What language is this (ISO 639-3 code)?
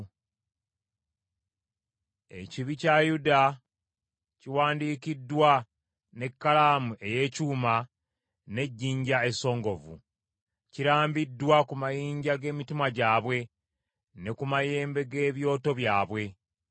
lug